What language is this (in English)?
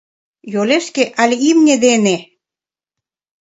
Mari